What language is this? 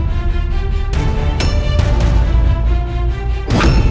Indonesian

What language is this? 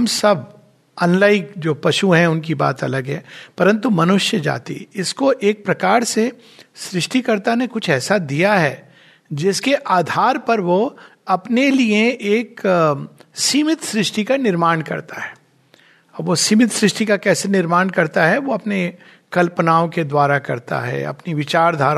Hindi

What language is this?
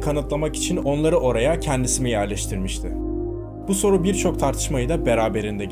Turkish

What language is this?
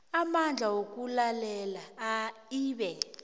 South Ndebele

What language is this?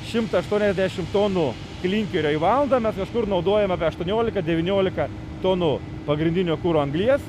Lithuanian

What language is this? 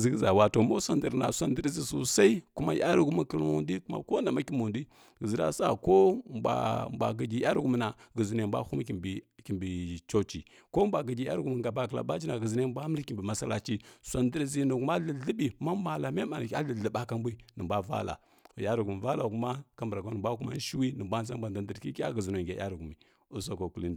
Kirya-Konzəl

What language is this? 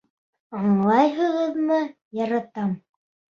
Bashkir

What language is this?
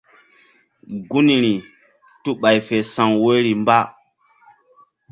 Mbum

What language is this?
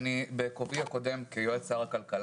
Hebrew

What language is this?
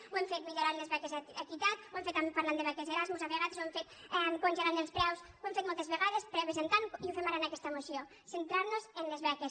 Catalan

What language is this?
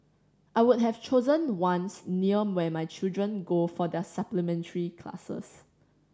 English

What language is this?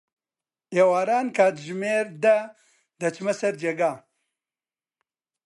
Central Kurdish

